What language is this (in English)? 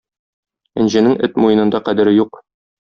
Tatar